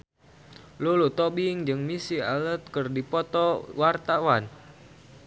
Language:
Sundanese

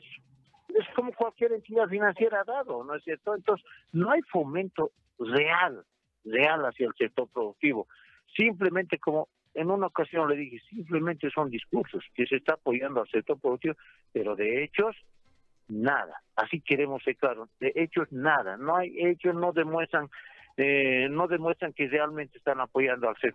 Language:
Spanish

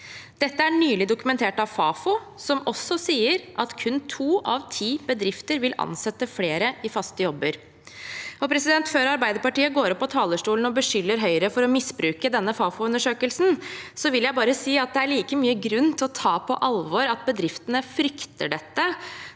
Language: Norwegian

